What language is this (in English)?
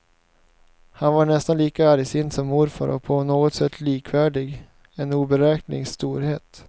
Swedish